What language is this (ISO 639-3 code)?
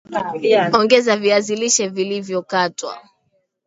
swa